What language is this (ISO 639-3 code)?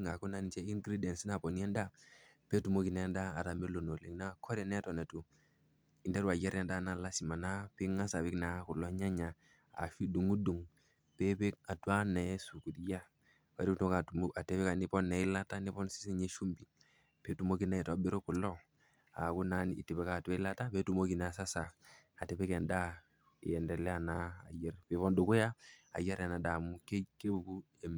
mas